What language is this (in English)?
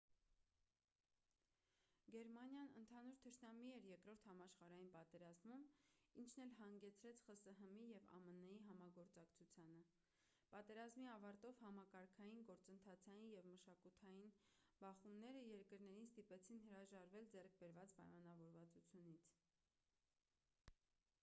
Armenian